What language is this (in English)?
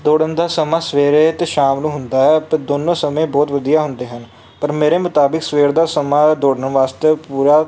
Punjabi